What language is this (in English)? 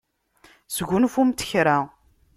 Kabyle